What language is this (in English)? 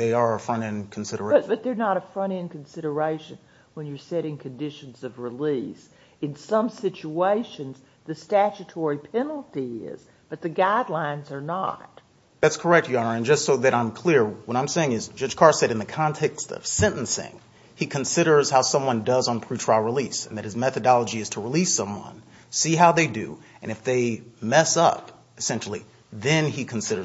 English